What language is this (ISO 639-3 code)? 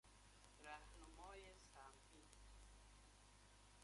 fas